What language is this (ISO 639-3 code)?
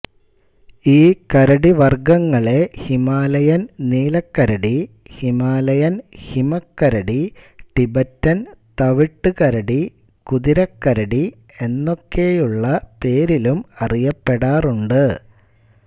mal